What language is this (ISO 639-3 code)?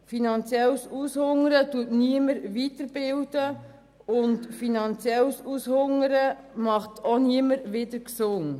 gsw